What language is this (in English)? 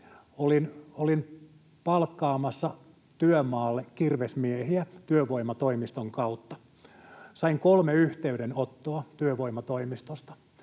Finnish